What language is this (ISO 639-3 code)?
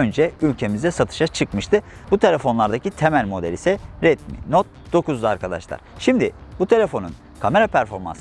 tur